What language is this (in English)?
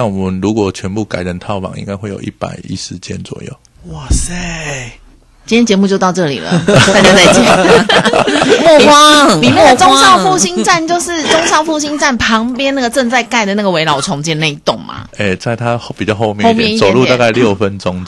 Chinese